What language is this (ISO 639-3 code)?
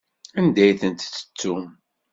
kab